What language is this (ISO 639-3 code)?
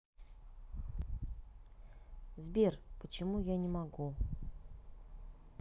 rus